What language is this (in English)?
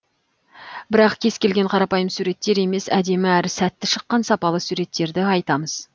Kazakh